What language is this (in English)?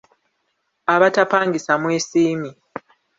Ganda